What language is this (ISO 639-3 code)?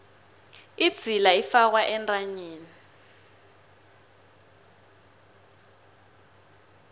nbl